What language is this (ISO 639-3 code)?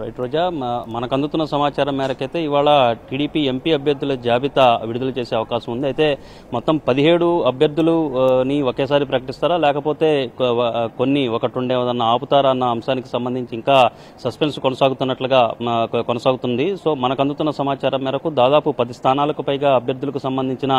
tel